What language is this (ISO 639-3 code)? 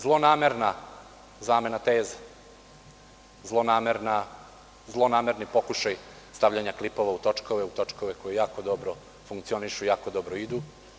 srp